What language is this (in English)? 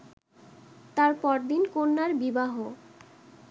Bangla